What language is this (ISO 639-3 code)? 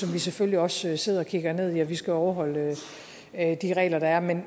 dan